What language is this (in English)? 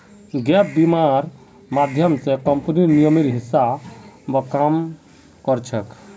Magahi